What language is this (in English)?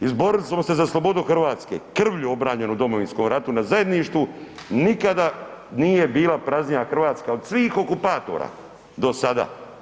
Croatian